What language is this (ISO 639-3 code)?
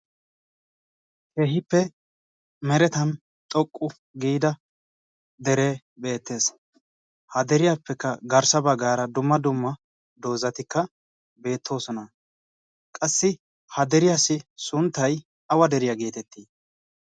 wal